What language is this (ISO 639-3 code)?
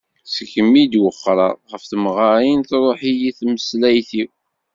kab